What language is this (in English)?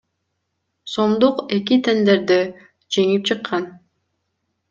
Kyrgyz